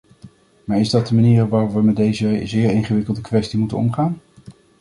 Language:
Dutch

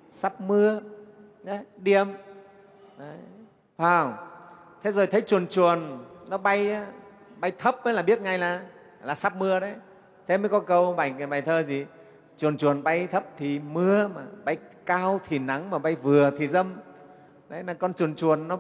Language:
Vietnamese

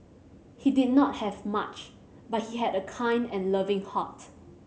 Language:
English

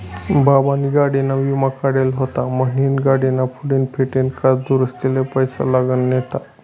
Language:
Marathi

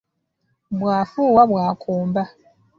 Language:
Ganda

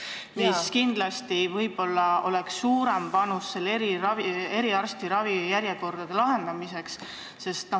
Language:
Estonian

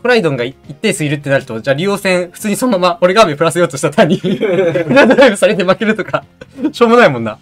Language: Japanese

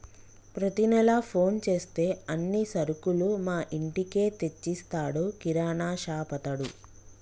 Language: Telugu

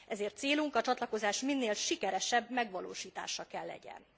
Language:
Hungarian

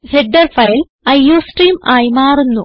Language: Malayalam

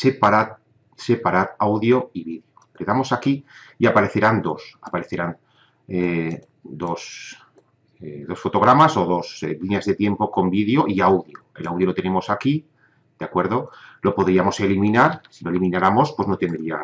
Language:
Spanish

